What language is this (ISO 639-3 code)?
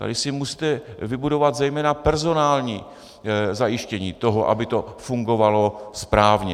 ces